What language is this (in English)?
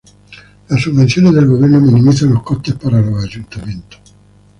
Spanish